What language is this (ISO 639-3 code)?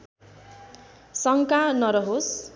nep